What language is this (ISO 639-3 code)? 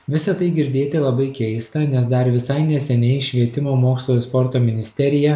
lit